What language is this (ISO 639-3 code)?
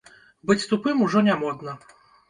bel